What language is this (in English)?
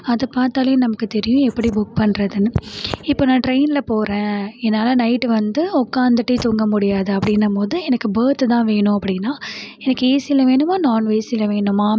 Tamil